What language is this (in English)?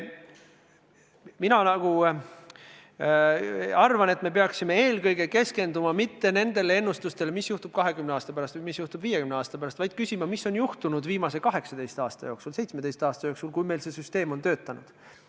Estonian